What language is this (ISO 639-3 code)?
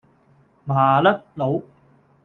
yue